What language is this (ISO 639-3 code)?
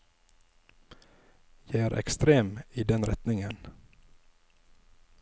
nor